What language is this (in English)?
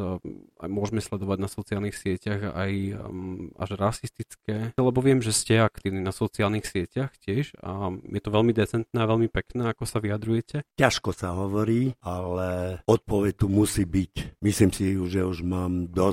Slovak